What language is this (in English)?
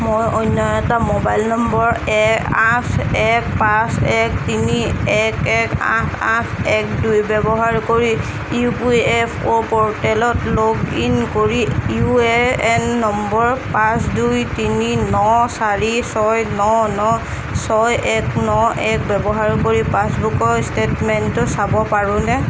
Assamese